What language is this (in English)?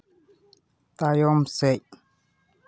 Santali